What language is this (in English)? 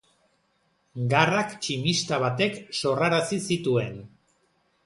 Basque